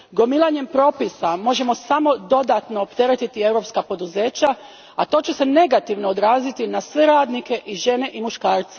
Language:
Croatian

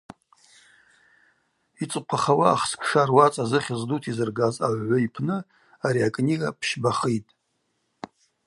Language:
Abaza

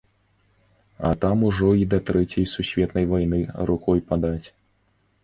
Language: Belarusian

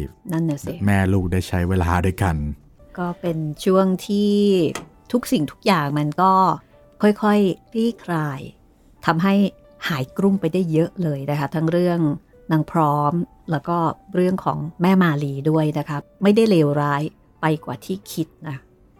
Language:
Thai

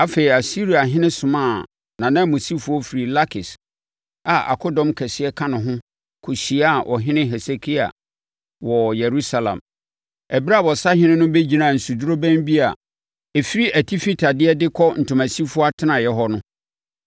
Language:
Akan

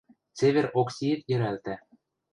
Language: Western Mari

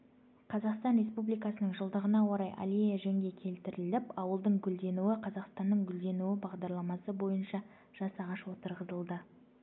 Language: Kazakh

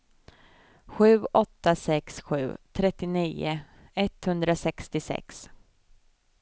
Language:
Swedish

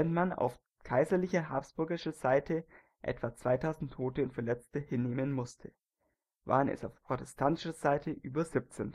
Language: German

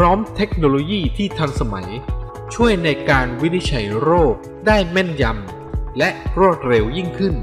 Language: Thai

